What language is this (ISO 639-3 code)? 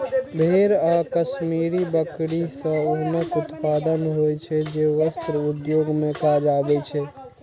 mai